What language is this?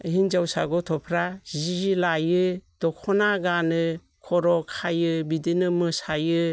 Bodo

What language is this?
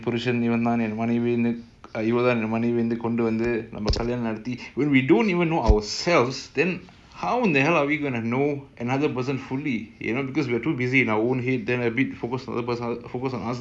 English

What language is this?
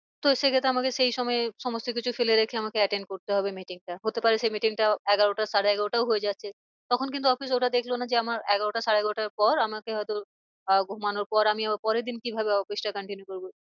Bangla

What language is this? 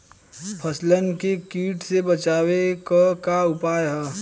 Bhojpuri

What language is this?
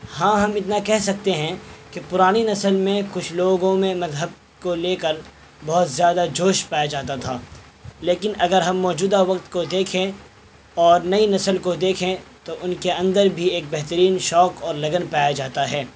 Urdu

